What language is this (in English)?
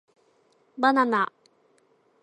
Japanese